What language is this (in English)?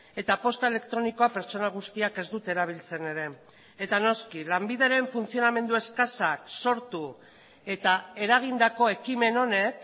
Basque